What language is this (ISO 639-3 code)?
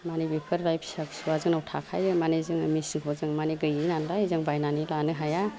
brx